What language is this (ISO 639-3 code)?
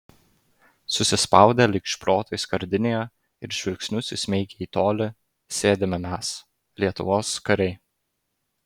lit